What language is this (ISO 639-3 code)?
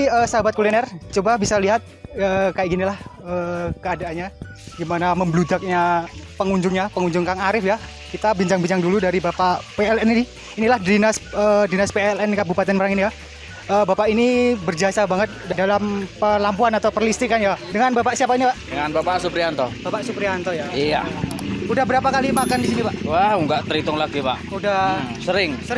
ind